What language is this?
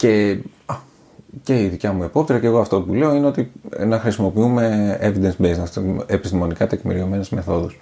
Greek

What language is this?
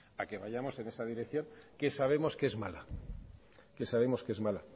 Spanish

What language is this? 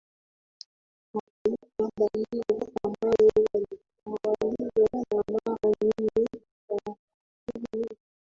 Swahili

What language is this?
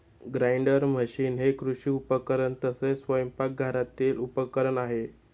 Marathi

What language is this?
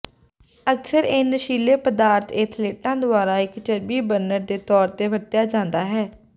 Punjabi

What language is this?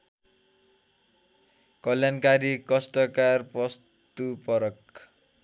Nepali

